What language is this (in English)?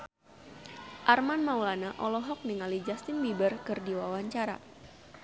Sundanese